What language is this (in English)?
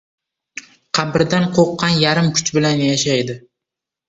Uzbek